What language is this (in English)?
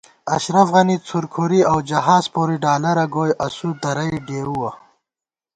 Gawar-Bati